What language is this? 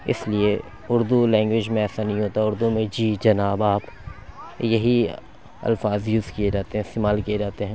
Urdu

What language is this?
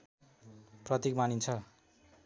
Nepali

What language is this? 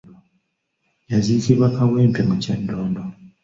Ganda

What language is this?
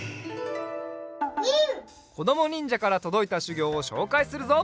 Japanese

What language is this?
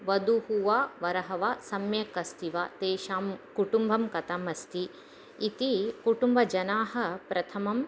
Sanskrit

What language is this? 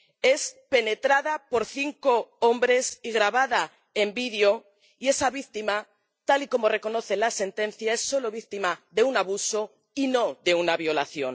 Spanish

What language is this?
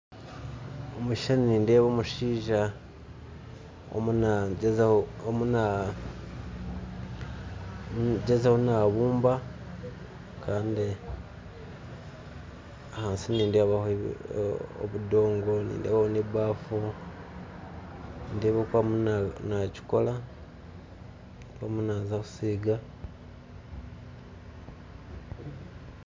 Nyankole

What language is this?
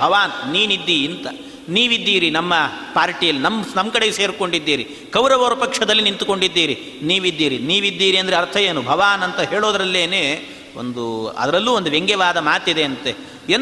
Kannada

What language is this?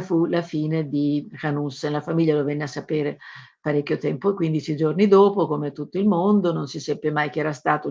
Italian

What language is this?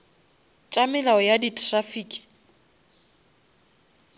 Northern Sotho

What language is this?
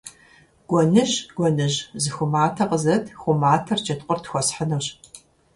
Kabardian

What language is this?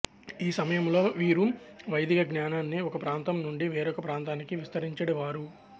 Telugu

